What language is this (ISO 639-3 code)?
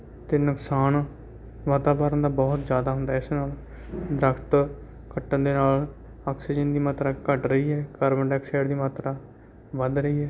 pan